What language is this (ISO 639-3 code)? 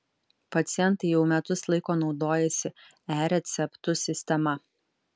lit